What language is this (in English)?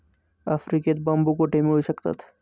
Marathi